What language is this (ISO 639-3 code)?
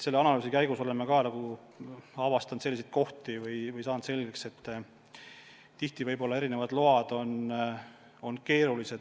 est